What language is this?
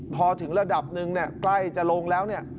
Thai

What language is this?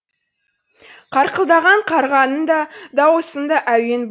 Kazakh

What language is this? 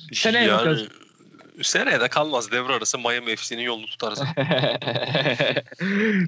Turkish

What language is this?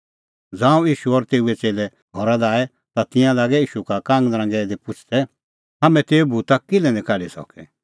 Kullu Pahari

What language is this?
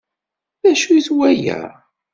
Kabyle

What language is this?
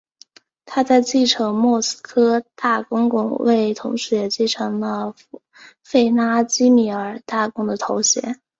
Chinese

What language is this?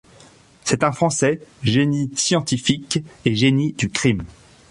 French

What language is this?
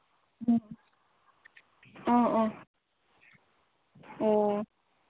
Manipuri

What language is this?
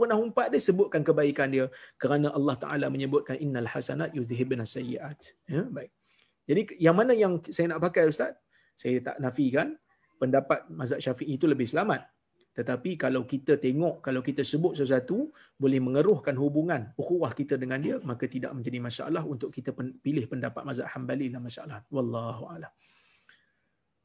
Malay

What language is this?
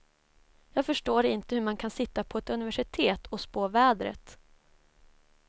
Swedish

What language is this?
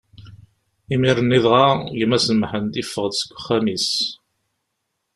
Kabyle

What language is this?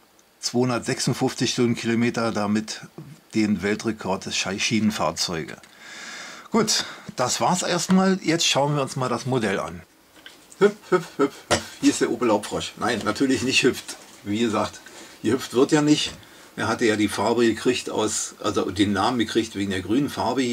German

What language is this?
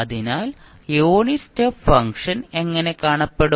Malayalam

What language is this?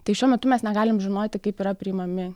Lithuanian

